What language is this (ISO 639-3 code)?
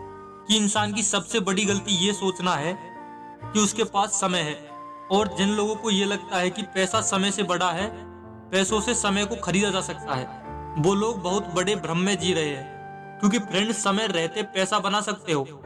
hin